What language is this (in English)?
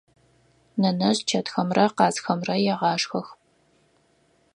Adyghe